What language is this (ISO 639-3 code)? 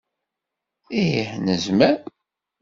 kab